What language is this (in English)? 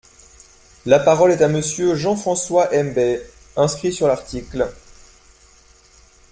French